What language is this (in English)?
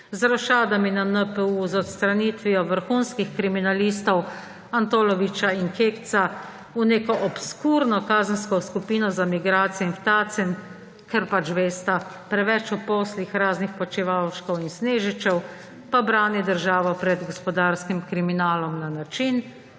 Slovenian